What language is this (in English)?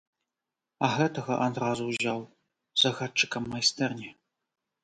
Belarusian